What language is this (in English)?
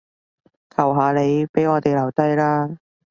Cantonese